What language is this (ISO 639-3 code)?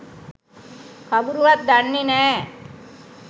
sin